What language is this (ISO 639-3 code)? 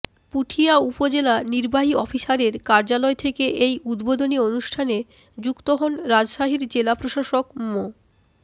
ben